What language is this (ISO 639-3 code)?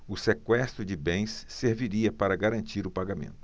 por